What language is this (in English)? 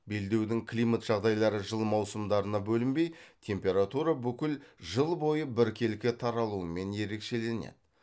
Kazakh